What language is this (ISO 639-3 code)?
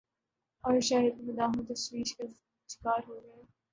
urd